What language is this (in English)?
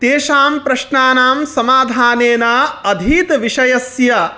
Sanskrit